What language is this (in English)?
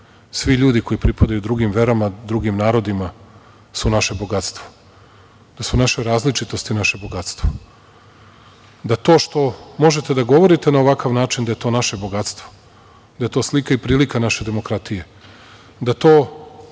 Serbian